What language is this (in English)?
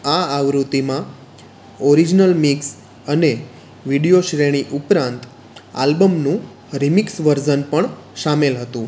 Gujarati